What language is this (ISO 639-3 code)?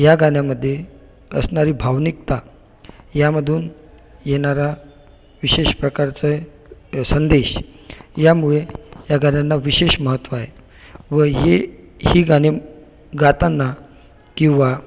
mar